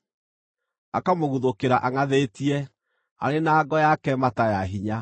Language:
Kikuyu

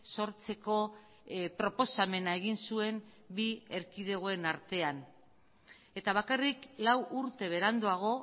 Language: Basque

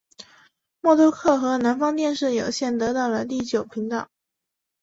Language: Chinese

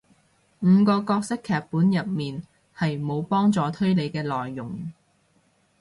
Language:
Cantonese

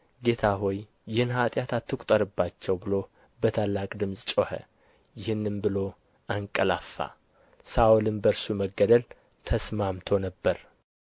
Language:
Amharic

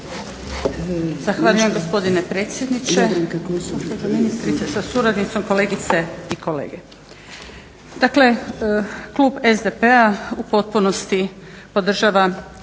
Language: Croatian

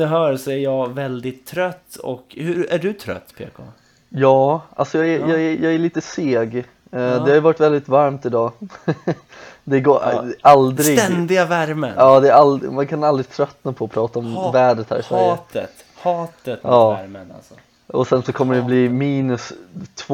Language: Swedish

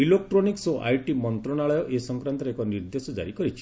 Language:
Odia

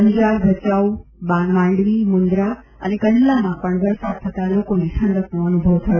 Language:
Gujarati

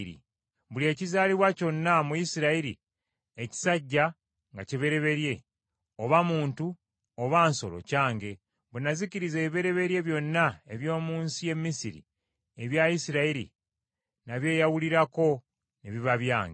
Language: Ganda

